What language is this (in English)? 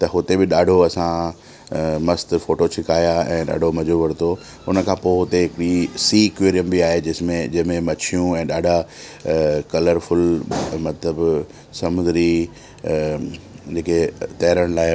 Sindhi